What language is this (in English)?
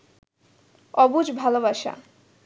Bangla